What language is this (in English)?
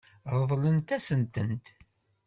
Kabyle